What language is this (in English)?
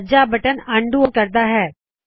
Punjabi